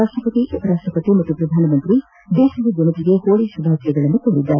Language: Kannada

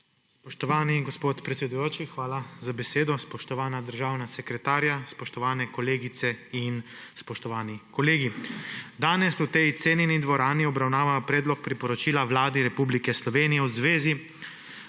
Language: Slovenian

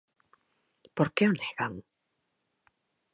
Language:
Galician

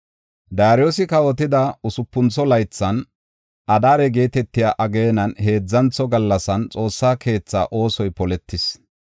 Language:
Gofa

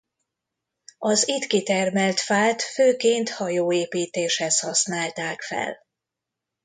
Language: Hungarian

